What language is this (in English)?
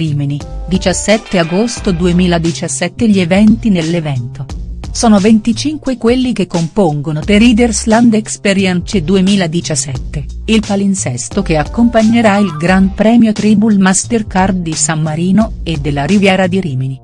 Italian